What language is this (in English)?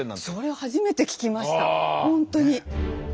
Japanese